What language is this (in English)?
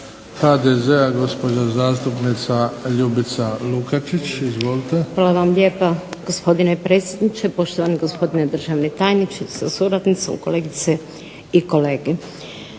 Croatian